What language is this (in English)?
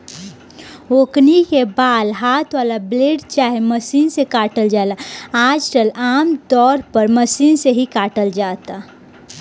Bhojpuri